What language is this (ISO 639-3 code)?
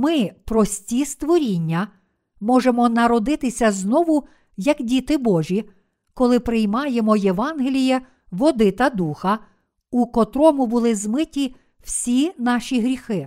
ukr